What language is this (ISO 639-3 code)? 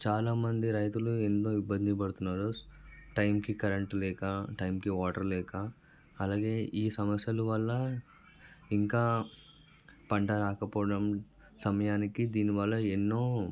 tel